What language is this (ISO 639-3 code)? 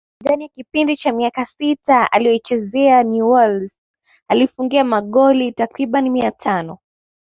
swa